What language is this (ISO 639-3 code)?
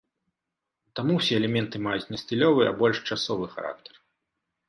bel